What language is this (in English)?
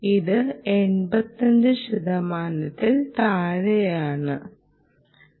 Malayalam